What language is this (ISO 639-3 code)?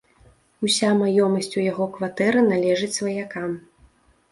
bel